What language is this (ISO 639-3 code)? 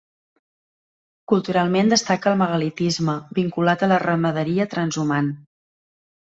cat